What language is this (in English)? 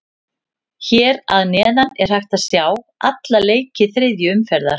Icelandic